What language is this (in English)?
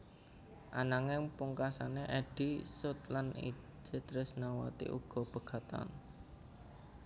Javanese